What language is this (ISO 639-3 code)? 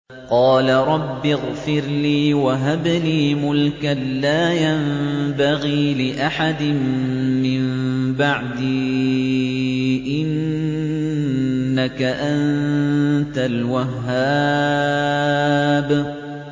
ara